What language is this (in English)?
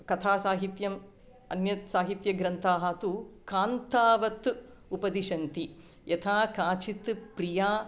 Sanskrit